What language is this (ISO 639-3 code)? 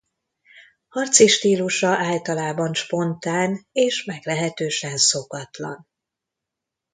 hun